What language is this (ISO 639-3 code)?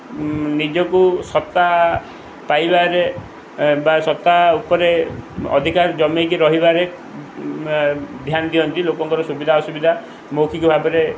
ori